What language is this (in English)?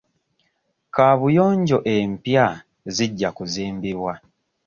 Ganda